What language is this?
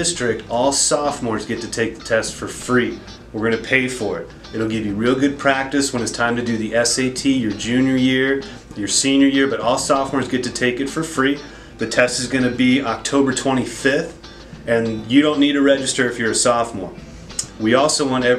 English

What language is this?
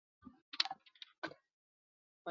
Chinese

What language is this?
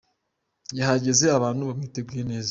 Kinyarwanda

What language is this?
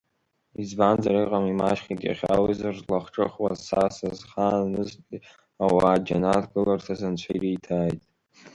Abkhazian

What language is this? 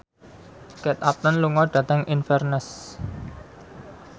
Javanese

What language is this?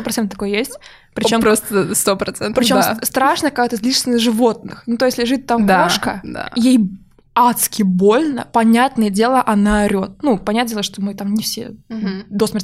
Russian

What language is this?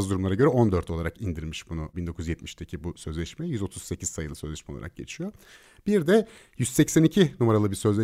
Turkish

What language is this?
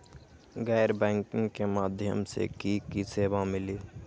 Magahi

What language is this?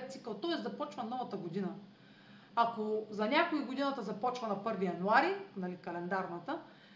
Bulgarian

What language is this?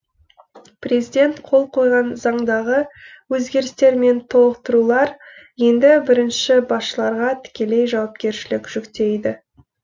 Kazakh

